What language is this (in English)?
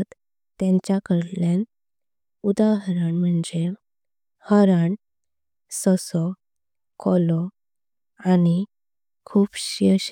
Konkani